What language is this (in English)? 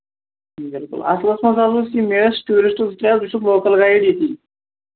Kashmiri